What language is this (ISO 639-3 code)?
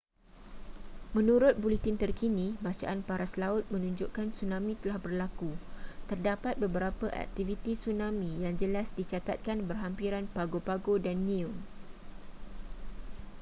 msa